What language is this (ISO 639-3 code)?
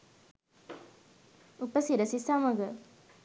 sin